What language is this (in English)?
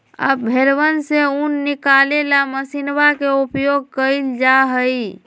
Magahi